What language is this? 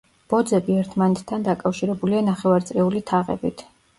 Georgian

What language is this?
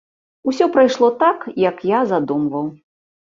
Belarusian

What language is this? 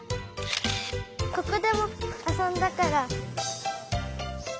Japanese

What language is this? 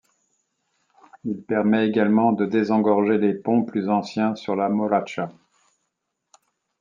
French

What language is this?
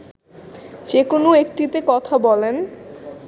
Bangla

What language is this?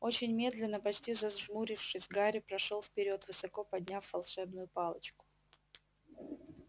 Russian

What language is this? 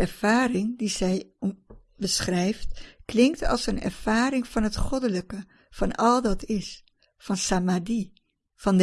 Dutch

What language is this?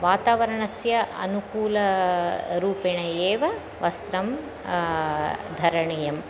Sanskrit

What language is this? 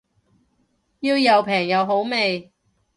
Cantonese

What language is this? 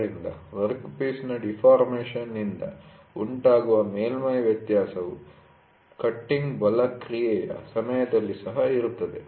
Kannada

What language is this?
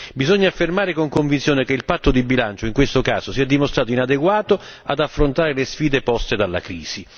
Italian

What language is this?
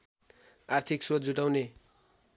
Nepali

